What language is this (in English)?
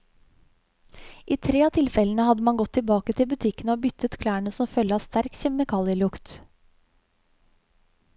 Norwegian